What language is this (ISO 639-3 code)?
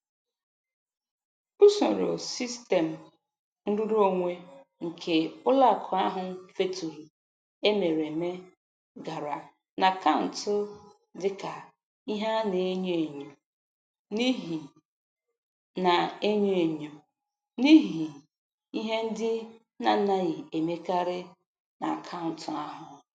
ibo